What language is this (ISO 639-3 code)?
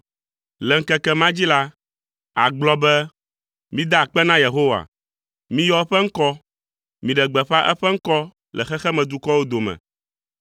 ewe